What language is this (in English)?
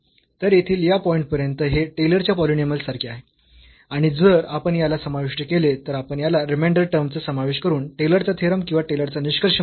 Marathi